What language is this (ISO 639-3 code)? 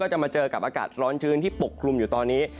tha